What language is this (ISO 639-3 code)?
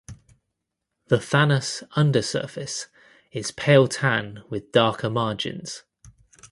eng